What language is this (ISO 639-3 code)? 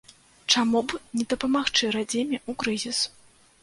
bel